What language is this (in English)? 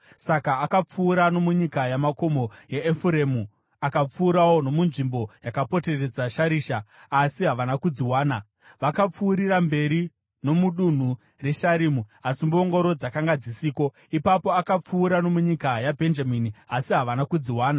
Shona